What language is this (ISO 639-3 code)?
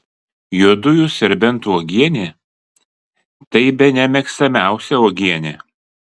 lit